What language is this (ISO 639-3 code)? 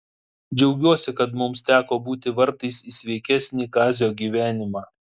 lit